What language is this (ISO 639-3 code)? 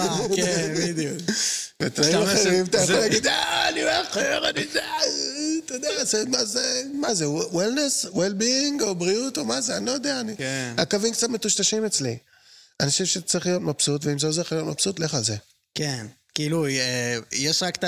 heb